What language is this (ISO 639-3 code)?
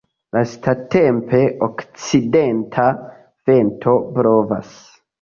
epo